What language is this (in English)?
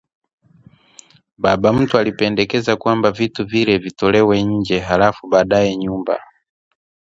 Swahili